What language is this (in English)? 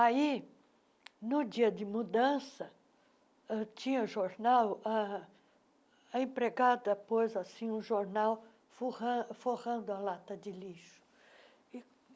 Portuguese